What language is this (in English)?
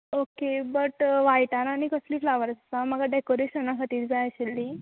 Konkani